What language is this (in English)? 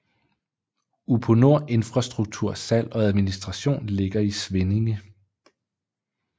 Danish